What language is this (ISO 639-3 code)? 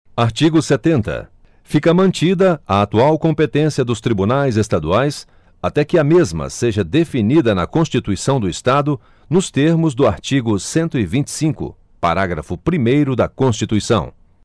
por